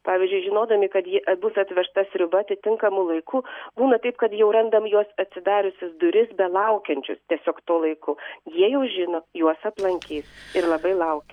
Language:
Lithuanian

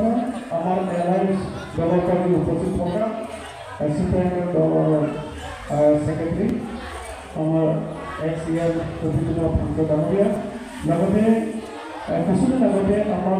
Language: Indonesian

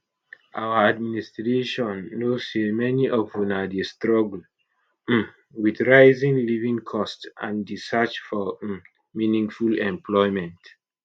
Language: Nigerian Pidgin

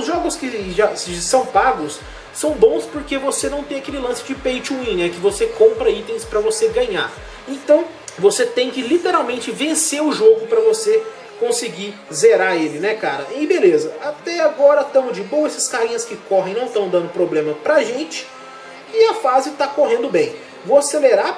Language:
Portuguese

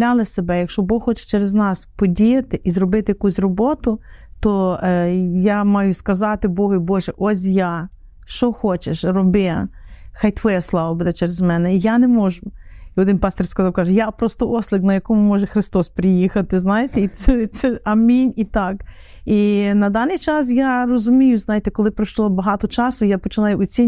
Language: Ukrainian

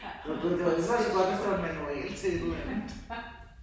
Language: Danish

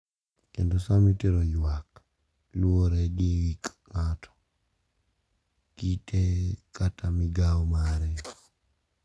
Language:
Luo (Kenya and Tanzania)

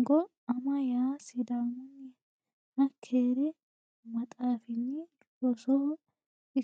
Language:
Sidamo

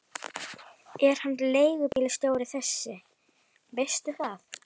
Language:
Icelandic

